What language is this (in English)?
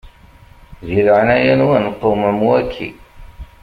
Kabyle